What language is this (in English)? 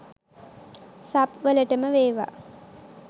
Sinhala